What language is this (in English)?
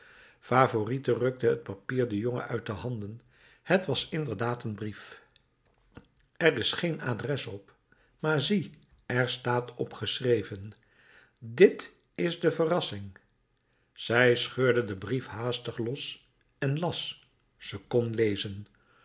Dutch